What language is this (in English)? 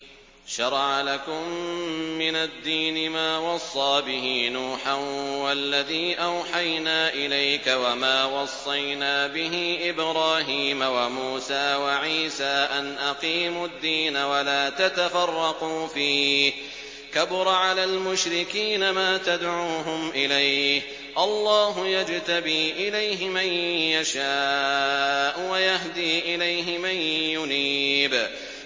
Arabic